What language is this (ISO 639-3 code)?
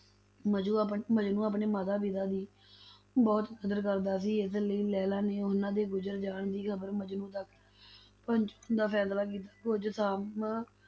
pan